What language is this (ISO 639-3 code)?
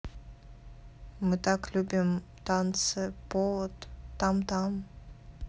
rus